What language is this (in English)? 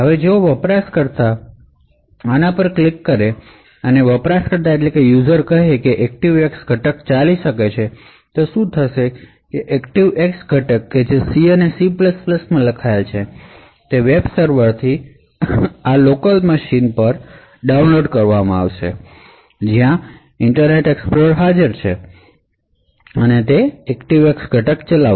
Gujarati